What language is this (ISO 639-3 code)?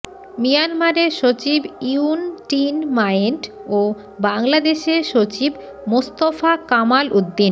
ben